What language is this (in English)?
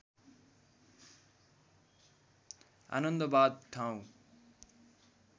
Nepali